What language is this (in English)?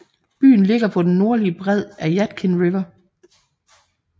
Danish